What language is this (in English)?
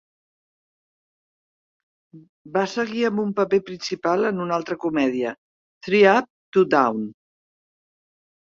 Catalan